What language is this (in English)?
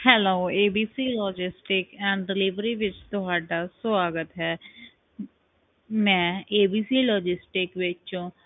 Punjabi